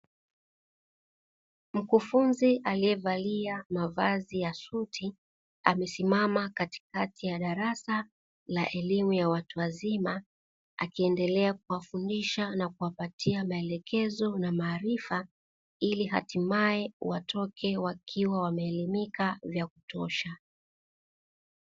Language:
Swahili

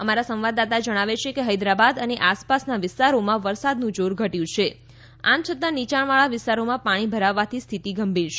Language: Gujarati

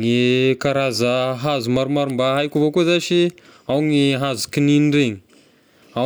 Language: Tesaka Malagasy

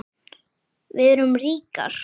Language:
Icelandic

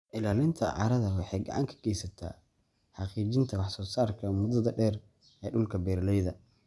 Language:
Somali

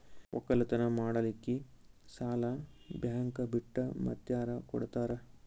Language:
Kannada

